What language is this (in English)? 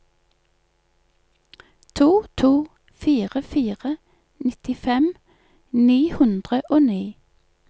Norwegian